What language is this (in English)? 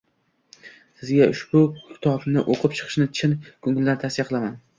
Uzbek